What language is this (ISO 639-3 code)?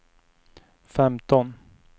swe